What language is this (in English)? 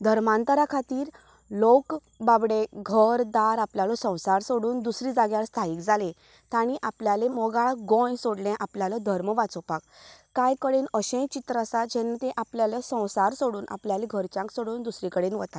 Konkani